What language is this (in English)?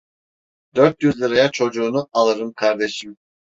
Turkish